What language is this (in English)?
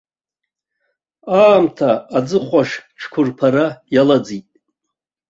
Abkhazian